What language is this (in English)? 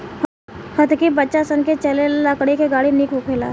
Bhojpuri